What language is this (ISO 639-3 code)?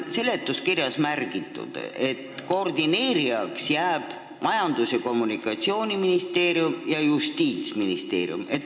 est